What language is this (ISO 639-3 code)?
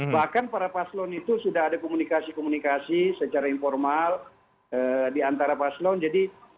ind